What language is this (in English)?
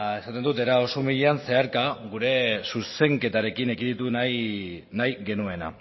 Basque